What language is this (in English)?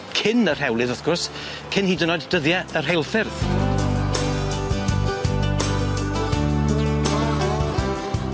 Welsh